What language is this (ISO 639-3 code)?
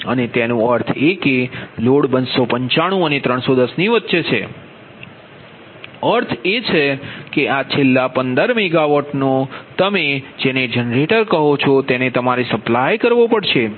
guj